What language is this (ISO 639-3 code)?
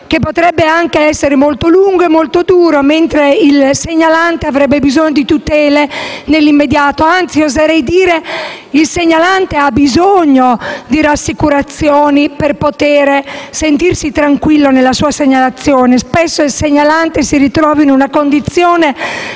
ita